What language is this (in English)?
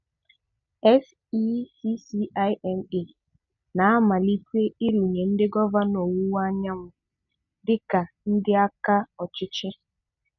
Igbo